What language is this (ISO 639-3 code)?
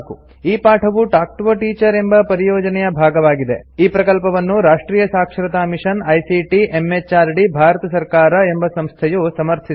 kan